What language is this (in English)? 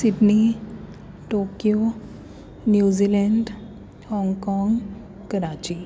Sindhi